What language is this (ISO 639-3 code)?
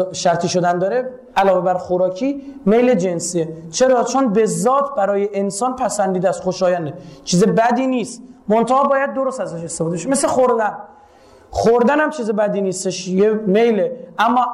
fas